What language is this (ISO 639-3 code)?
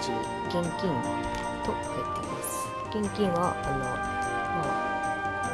jpn